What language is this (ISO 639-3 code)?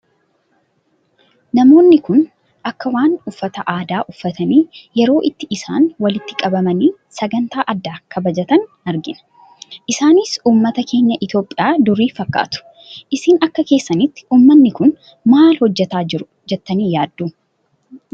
orm